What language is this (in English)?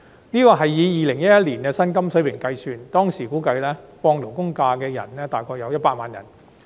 Cantonese